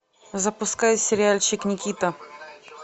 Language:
Russian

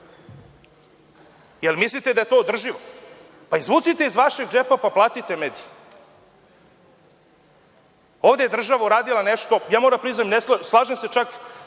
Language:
Serbian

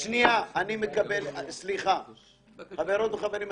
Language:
Hebrew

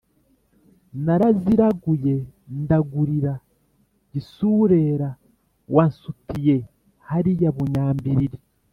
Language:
Kinyarwanda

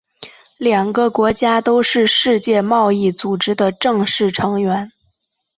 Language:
Chinese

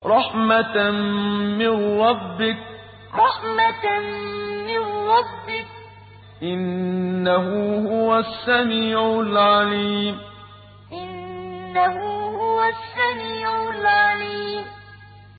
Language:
Arabic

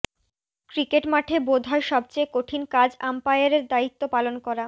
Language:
Bangla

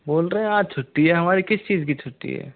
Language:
Hindi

